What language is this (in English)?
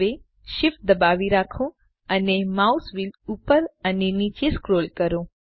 Gujarati